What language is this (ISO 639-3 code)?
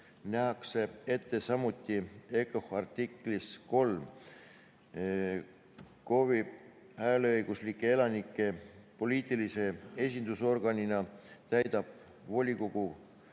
est